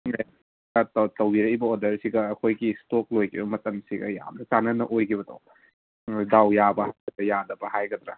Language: Manipuri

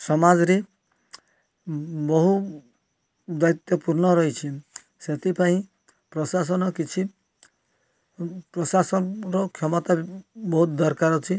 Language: Odia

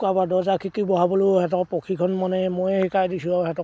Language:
Assamese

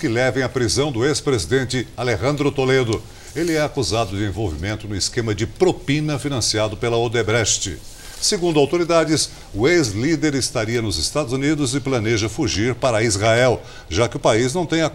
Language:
Portuguese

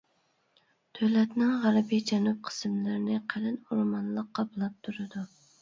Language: Uyghur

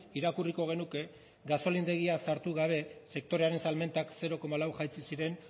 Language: Basque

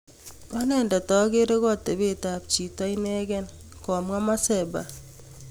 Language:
Kalenjin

